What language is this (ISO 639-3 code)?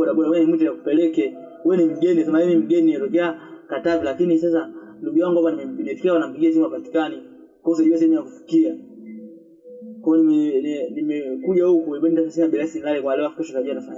swa